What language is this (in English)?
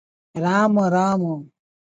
Odia